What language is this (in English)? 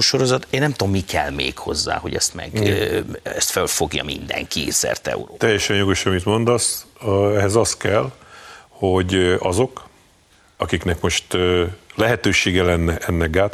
Hungarian